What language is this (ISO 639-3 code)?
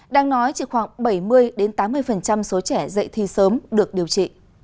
vie